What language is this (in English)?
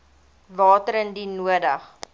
Afrikaans